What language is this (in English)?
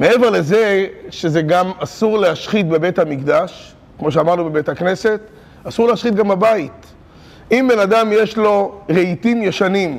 Hebrew